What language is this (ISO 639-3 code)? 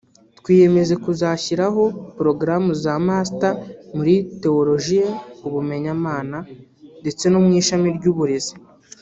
kin